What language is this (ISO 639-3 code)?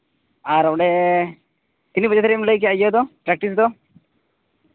sat